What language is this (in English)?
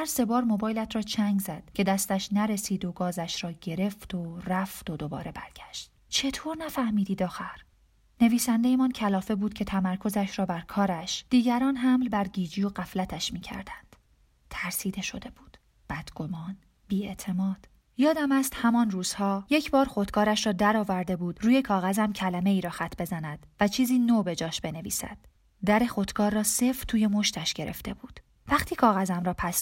Persian